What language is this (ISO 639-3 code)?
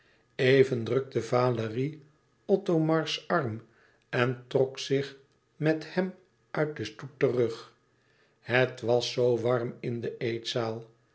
nld